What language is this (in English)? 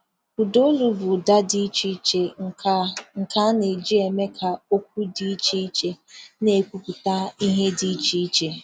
Igbo